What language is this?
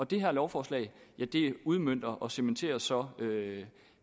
Danish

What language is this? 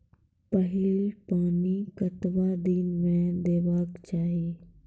Maithili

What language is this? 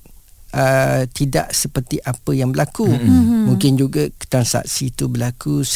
Malay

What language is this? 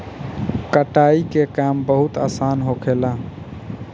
Bhojpuri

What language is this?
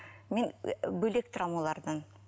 Kazakh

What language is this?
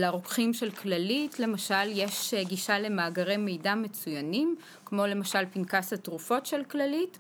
Hebrew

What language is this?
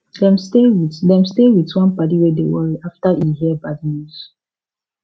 Nigerian Pidgin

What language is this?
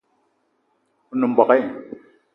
Eton (Cameroon)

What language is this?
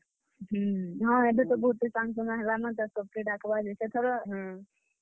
Odia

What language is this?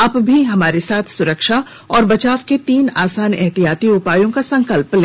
Hindi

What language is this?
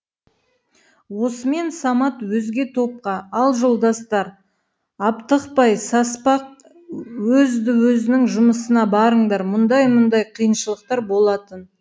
Kazakh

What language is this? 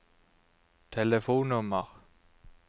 Norwegian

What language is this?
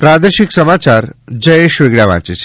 Gujarati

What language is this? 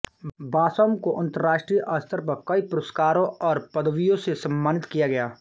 Hindi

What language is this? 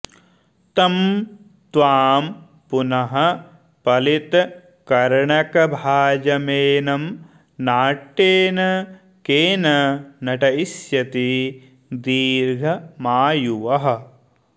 Sanskrit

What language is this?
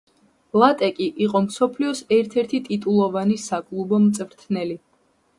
Georgian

